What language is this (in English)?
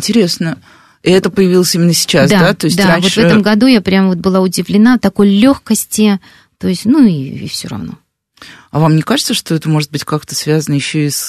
Russian